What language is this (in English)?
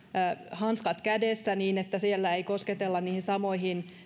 Finnish